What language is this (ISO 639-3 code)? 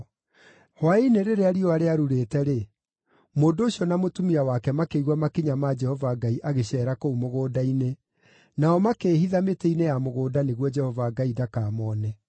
kik